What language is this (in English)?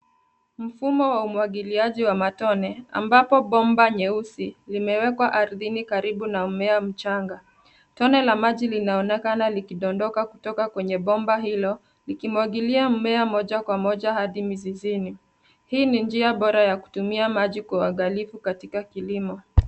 Swahili